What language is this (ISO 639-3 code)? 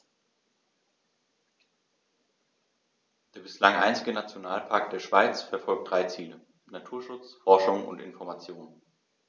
deu